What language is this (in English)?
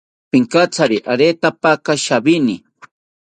South Ucayali Ashéninka